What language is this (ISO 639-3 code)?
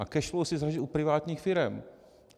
ces